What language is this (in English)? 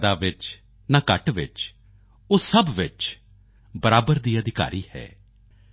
Punjabi